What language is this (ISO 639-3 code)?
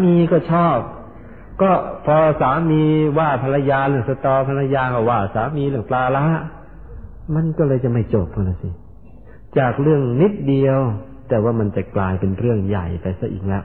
tha